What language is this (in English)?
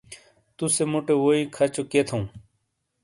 Shina